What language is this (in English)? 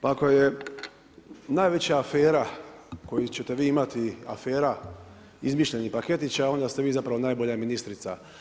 Croatian